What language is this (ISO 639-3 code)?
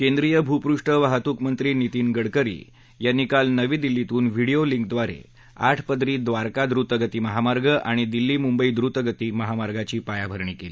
mar